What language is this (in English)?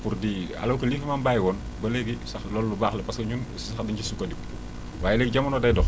Wolof